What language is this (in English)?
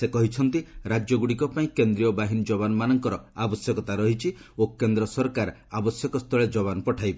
Odia